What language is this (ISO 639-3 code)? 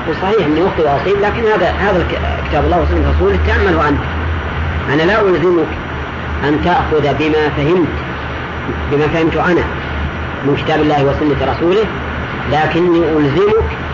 ara